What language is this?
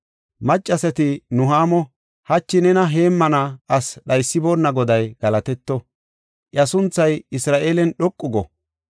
Gofa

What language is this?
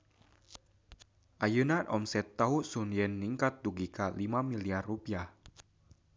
Sundanese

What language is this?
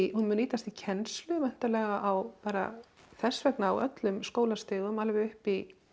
Icelandic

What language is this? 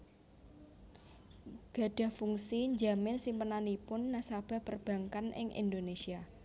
Javanese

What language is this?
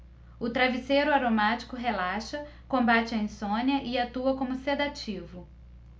Portuguese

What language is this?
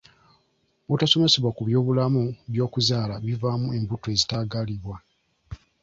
Ganda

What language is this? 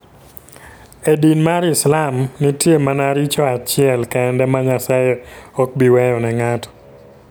Luo (Kenya and Tanzania)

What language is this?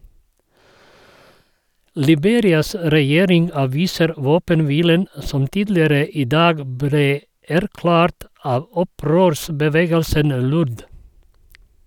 Norwegian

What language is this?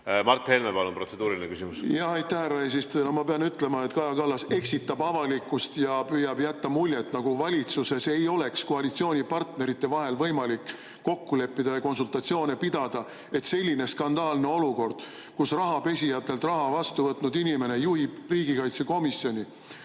Estonian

